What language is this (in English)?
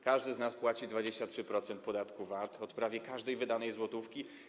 Polish